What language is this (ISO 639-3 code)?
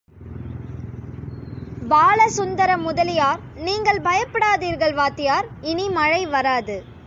tam